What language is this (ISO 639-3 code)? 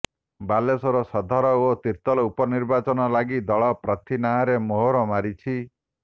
ori